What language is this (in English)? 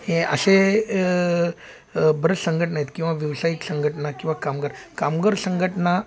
Marathi